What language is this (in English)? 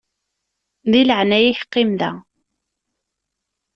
Kabyle